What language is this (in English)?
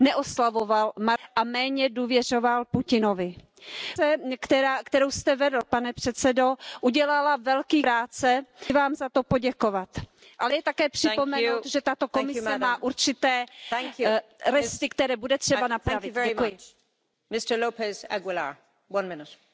Hungarian